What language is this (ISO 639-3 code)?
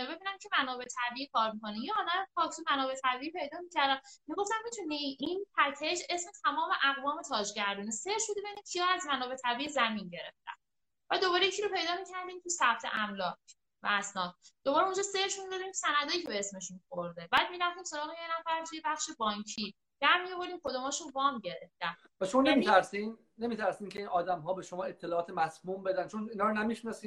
fas